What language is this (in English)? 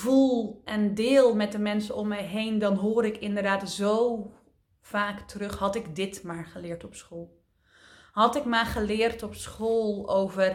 Dutch